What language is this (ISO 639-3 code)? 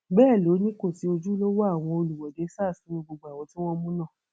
yor